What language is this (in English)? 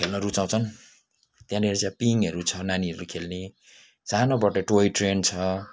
Nepali